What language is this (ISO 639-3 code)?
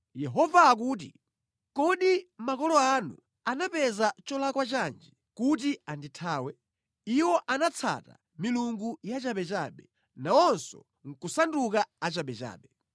nya